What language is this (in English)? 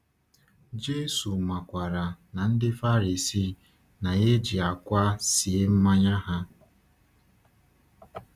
Igbo